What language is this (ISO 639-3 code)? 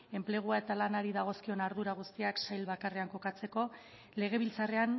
eus